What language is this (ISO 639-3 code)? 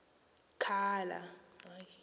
xho